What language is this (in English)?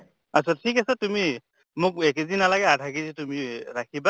Assamese